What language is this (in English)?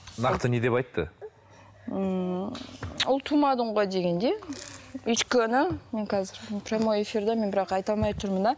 Kazakh